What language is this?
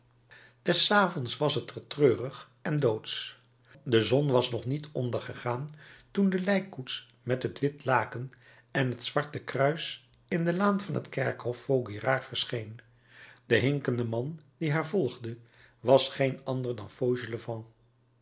Dutch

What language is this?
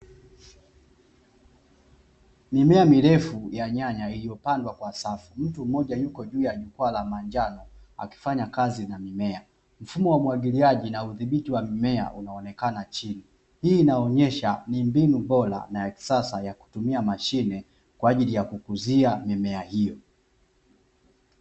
Swahili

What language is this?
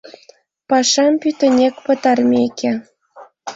Mari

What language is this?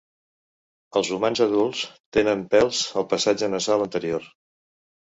Catalan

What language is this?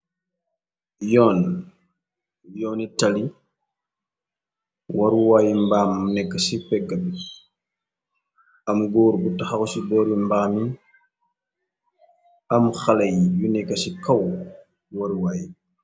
Wolof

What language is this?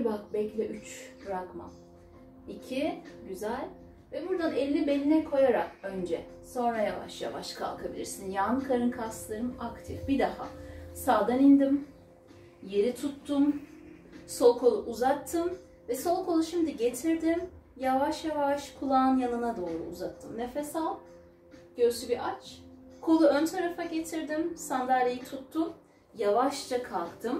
Turkish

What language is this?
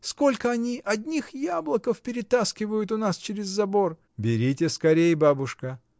Russian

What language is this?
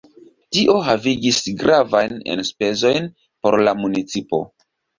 Esperanto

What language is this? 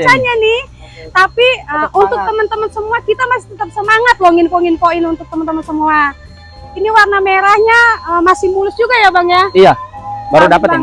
Indonesian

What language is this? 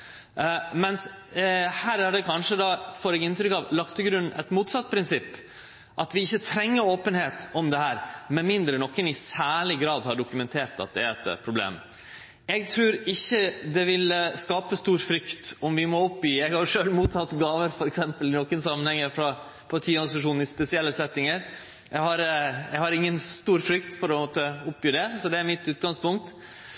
Norwegian Nynorsk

